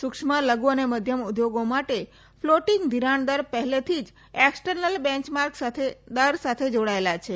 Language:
Gujarati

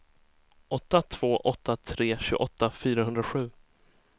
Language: Swedish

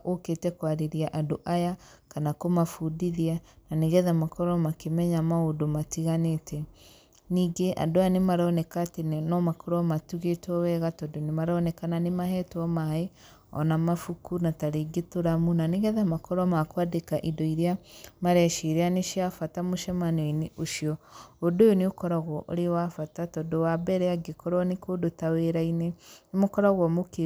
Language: Kikuyu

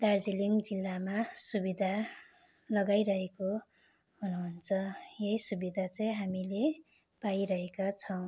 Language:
Nepali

